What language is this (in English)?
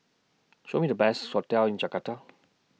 English